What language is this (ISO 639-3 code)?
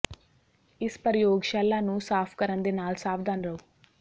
pan